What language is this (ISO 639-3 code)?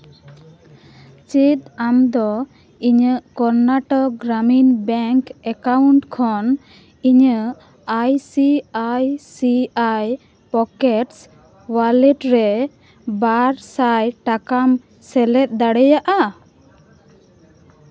sat